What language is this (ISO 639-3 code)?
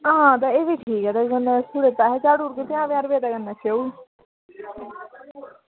doi